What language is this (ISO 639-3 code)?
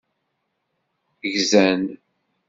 kab